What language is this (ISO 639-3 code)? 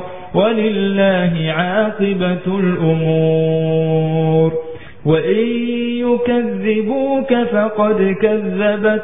ara